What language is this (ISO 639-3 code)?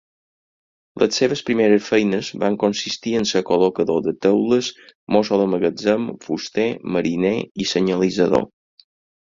cat